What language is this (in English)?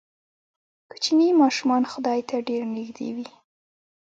Pashto